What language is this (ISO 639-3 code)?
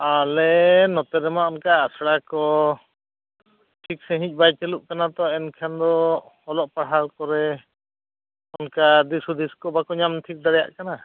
sat